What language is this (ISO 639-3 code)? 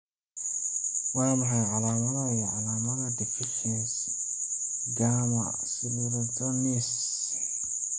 som